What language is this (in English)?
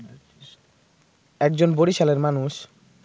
Bangla